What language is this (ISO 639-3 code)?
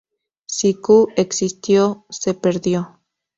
spa